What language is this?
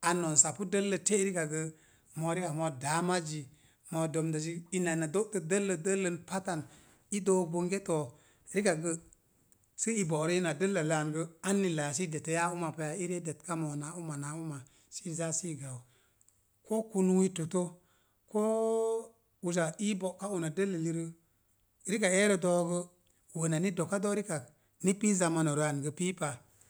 Mom Jango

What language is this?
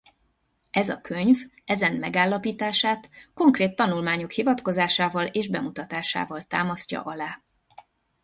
Hungarian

